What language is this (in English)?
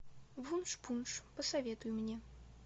Russian